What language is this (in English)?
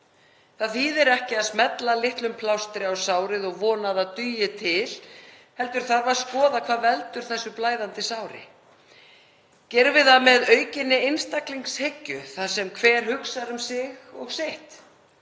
Icelandic